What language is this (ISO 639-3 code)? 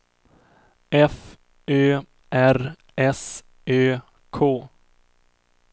swe